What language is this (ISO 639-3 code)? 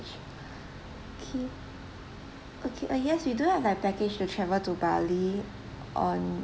eng